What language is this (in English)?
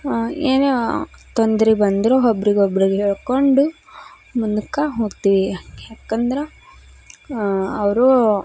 Kannada